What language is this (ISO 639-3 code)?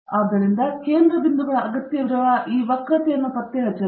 kan